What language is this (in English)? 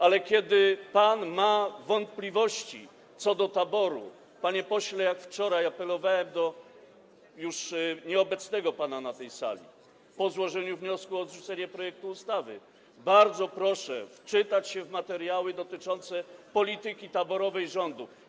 Polish